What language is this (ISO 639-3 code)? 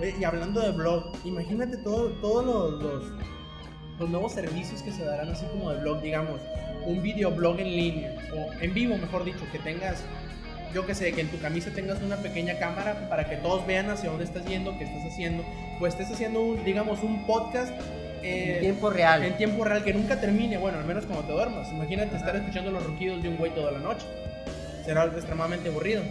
spa